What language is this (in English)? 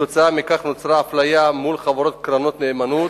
Hebrew